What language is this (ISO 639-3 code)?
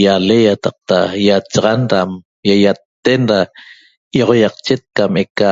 tob